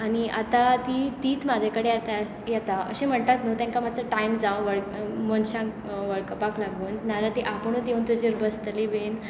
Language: Konkani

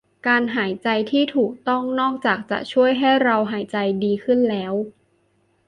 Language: Thai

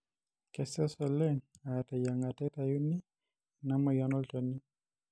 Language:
Masai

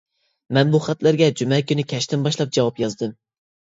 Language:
Uyghur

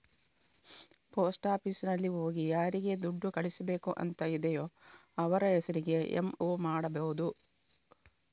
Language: Kannada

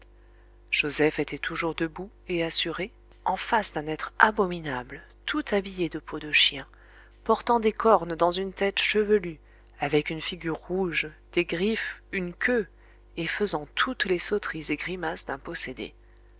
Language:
French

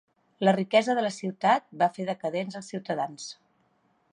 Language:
Catalan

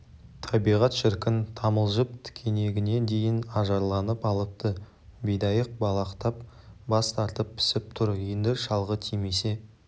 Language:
Kazakh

